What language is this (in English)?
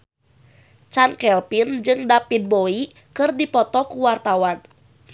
Sundanese